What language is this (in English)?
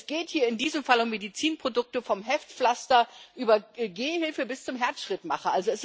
German